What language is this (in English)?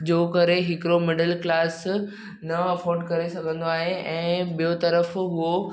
Sindhi